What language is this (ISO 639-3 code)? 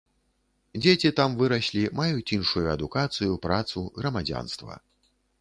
bel